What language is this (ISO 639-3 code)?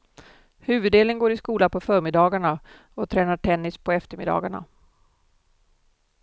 swe